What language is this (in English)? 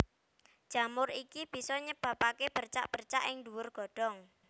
Javanese